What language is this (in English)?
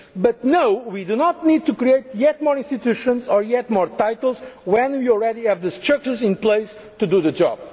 English